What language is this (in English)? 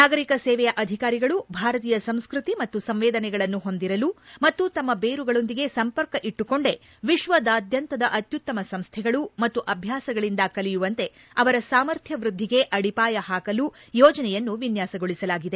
Kannada